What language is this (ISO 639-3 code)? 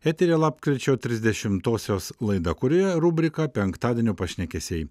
lit